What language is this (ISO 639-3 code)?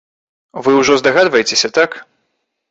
bel